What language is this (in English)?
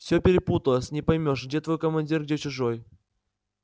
Russian